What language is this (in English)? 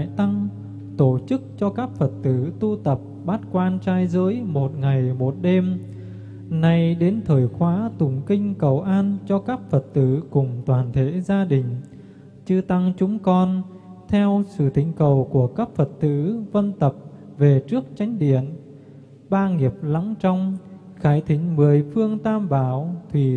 Vietnamese